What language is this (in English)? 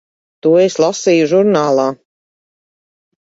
Latvian